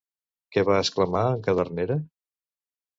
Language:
Catalan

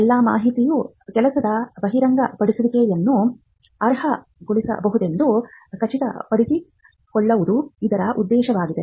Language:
Kannada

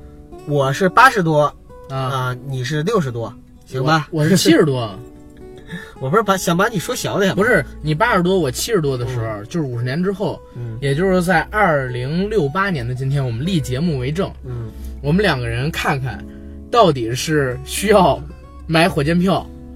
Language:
Chinese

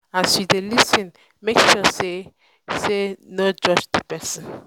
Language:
Nigerian Pidgin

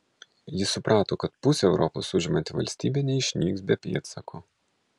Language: Lithuanian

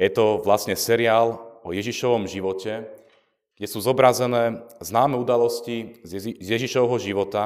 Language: Slovak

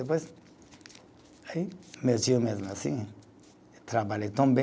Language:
Portuguese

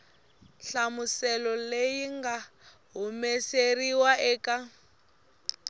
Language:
Tsonga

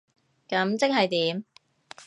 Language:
Cantonese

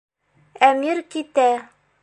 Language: Bashkir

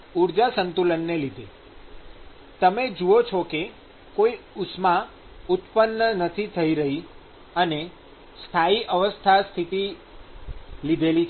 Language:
Gujarati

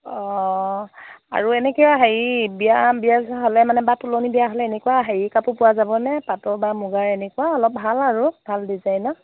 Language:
Assamese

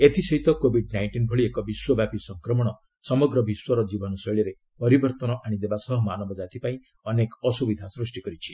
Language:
Odia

